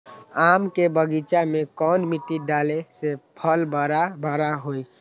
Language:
Magahi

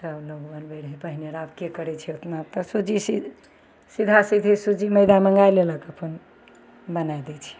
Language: Maithili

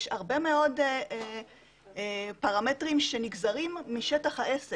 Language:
Hebrew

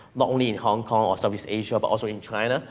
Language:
English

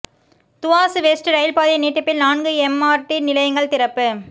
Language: Tamil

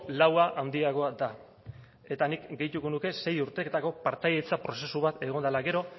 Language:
Basque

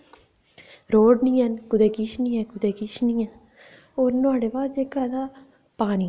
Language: Dogri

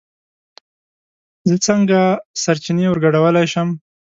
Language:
Pashto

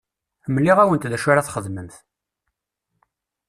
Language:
Kabyle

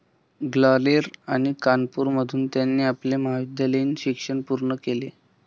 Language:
Marathi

